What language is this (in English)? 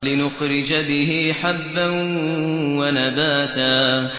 Arabic